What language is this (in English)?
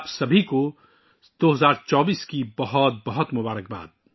Urdu